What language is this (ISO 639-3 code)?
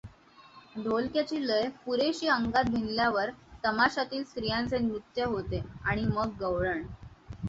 mar